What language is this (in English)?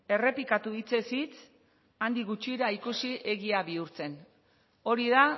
Basque